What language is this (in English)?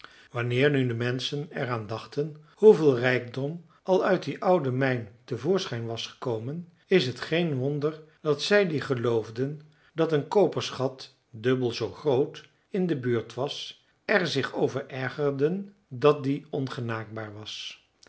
Dutch